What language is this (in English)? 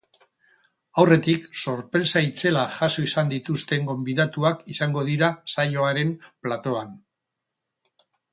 Basque